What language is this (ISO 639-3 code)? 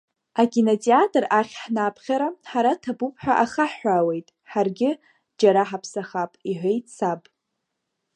abk